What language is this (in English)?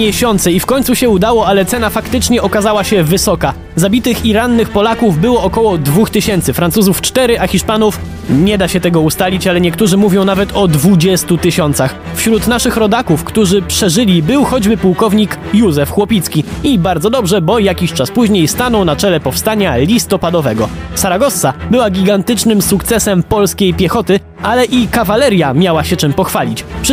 Polish